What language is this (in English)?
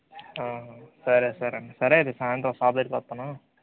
Telugu